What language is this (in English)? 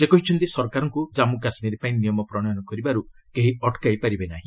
Odia